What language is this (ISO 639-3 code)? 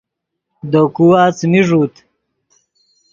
ydg